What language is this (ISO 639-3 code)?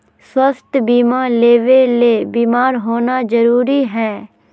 mag